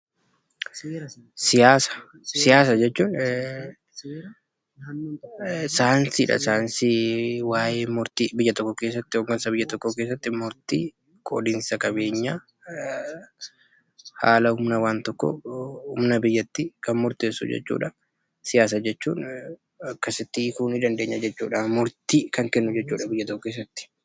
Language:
Oromo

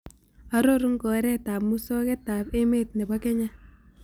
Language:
Kalenjin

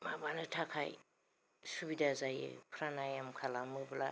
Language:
Bodo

